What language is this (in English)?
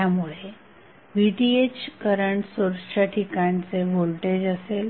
Marathi